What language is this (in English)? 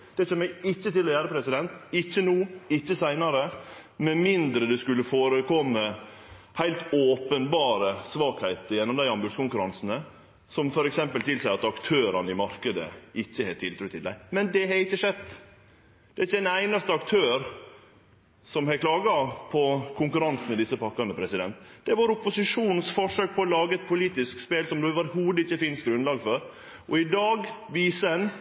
Norwegian Nynorsk